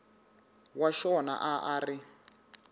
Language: Tsonga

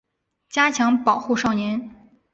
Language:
Chinese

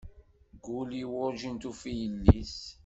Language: Kabyle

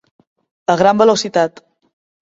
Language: Catalan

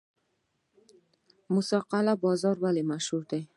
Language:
Pashto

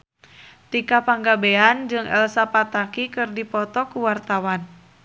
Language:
Sundanese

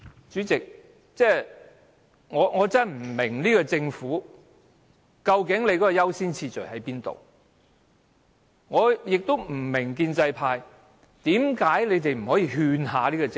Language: Cantonese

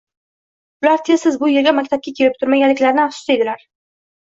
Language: Uzbek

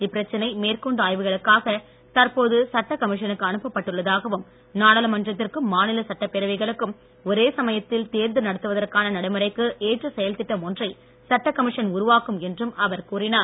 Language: Tamil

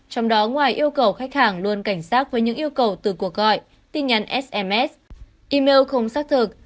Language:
Vietnamese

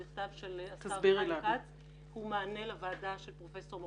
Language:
Hebrew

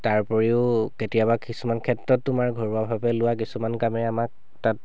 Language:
Assamese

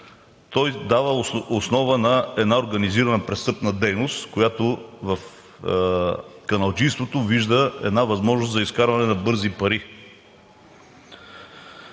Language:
Bulgarian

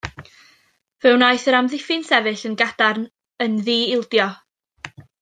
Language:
Welsh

